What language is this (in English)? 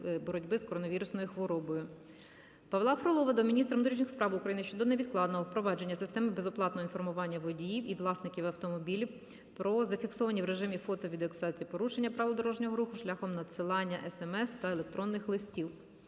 Ukrainian